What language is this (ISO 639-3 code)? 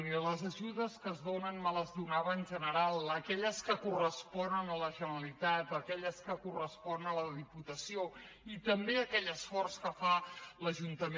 cat